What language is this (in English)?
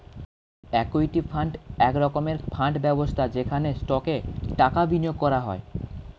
Bangla